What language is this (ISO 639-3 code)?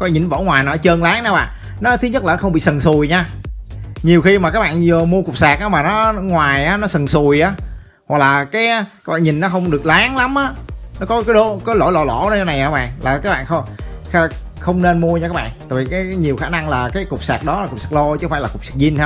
vie